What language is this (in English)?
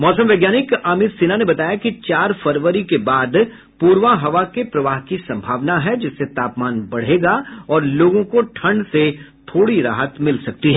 Hindi